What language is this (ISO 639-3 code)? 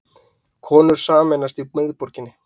isl